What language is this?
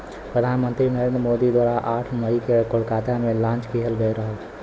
Bhojpuri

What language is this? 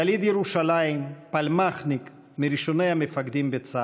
Hebrew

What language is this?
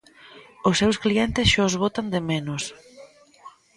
Galician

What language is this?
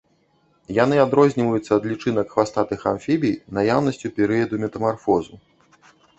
Belarusian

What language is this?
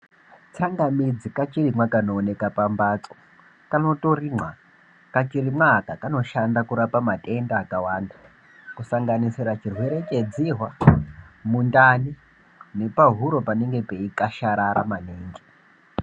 Ndau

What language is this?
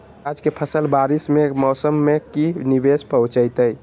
Magahi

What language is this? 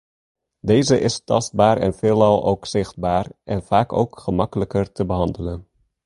Dutch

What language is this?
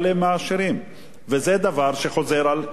Hebrew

